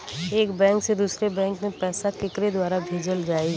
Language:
Bhojpuri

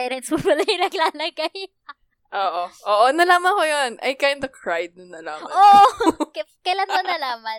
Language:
Filipino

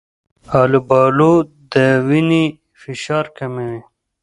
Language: Pashto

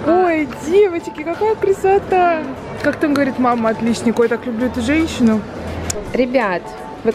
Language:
Russian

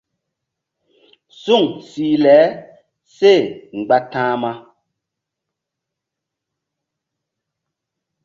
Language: Mbum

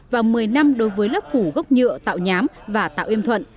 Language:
Vietnamese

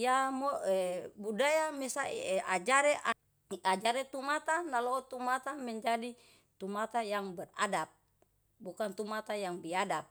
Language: Yalahatan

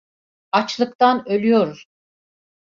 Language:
Turkish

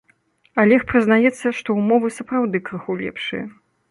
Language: Belarusian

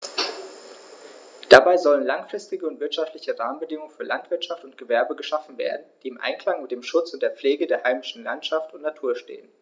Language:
German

